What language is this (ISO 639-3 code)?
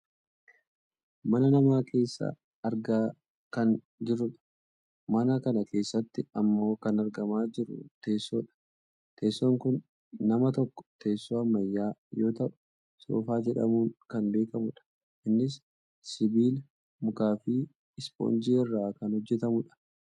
orm